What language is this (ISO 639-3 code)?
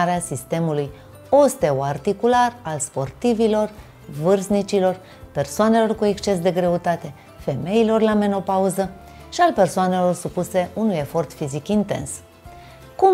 ron